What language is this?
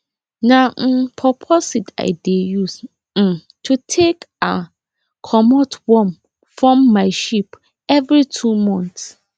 Nigerian Pidgin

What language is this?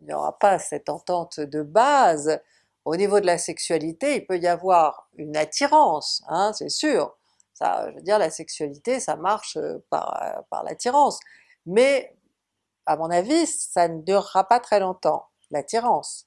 French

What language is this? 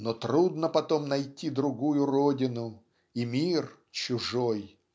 Russian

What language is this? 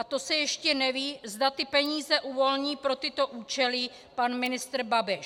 Czech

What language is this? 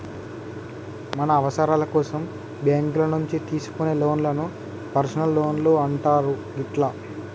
Telugu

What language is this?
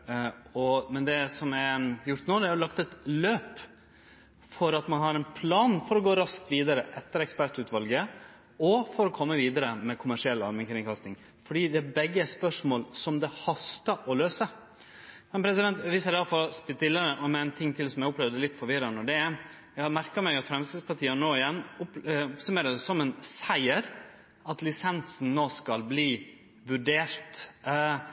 Norwegian Nynorsk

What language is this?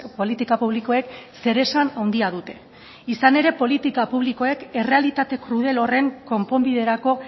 Basque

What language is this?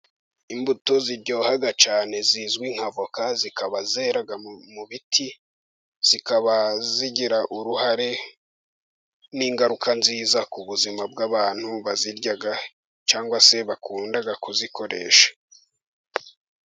Kinyarwanda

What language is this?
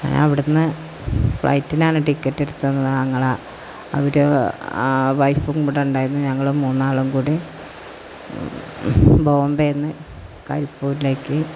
Malayalam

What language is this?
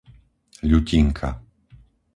Slovak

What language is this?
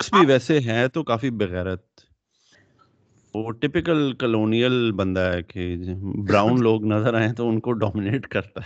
Urdu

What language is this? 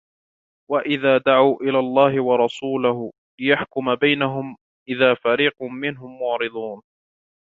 Arabic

